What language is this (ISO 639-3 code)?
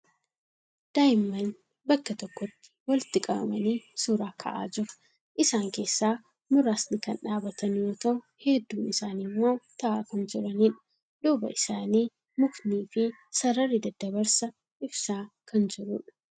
orm